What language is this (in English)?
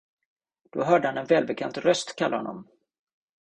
Swedish